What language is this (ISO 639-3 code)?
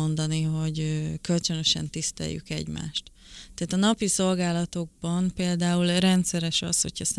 hun